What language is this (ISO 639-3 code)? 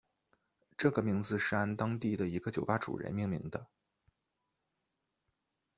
zho